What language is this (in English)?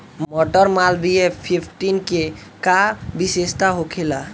Bhojpuri